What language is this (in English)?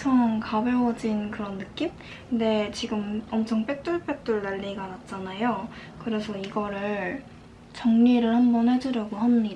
Korean